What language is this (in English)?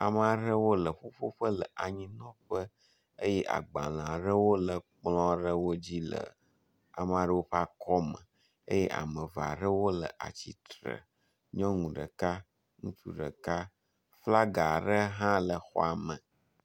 Ewe